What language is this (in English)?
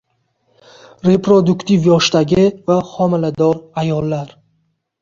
Uzbek